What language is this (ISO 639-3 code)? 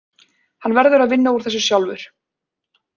isl